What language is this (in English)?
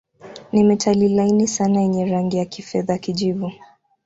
Swahili